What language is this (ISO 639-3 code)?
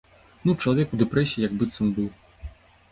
bel